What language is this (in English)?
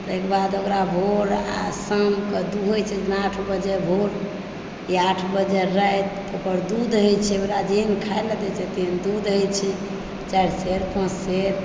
Maithili